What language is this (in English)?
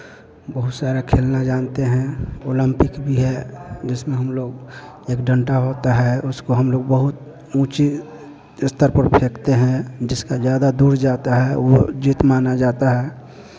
Hindi